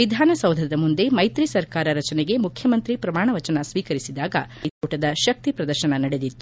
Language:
Kannada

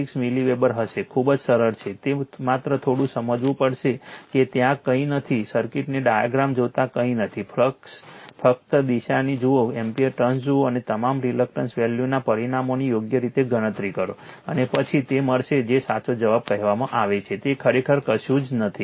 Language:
Gujarati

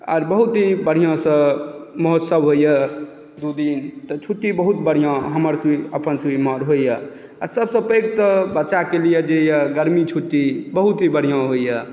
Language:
Maithili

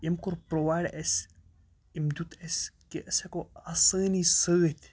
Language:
Kashmiri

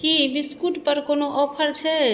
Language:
Maithili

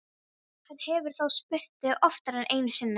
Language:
Icelandic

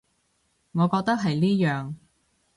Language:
Cantonese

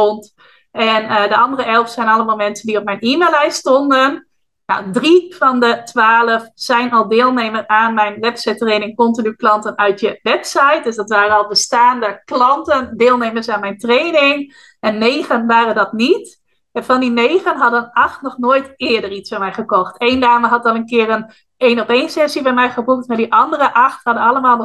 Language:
Dutch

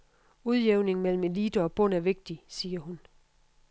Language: Danish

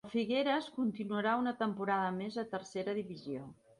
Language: Catalan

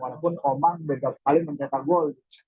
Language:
Indonesian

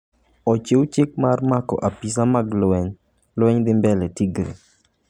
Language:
Luo (Kenya and Tanzania)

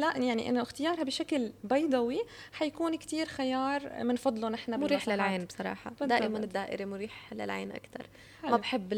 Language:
Arabic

